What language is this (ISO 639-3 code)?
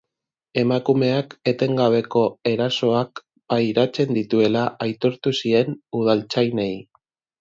eus